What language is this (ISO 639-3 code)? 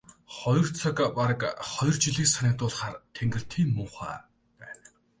mon